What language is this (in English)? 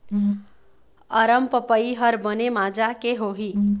Chhattisgarhi